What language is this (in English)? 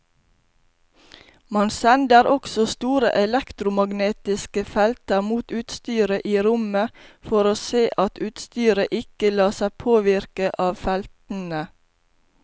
Norwegian